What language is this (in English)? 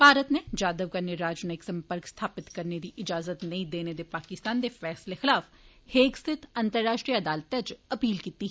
Dogri